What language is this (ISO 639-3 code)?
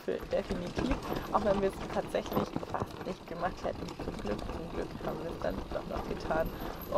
deu